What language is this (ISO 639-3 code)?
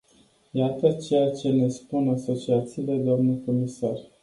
ron